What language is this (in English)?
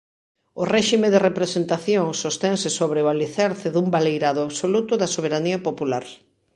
Galician